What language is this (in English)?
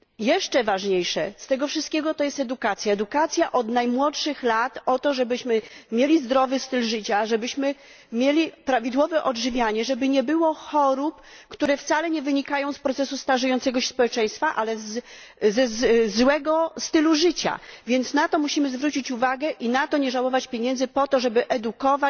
Polish